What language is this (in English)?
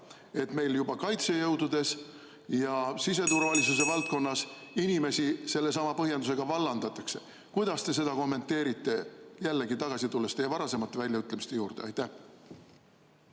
Estonian